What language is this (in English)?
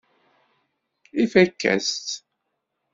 Kabyle